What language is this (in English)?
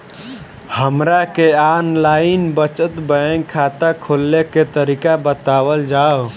Bhojpuri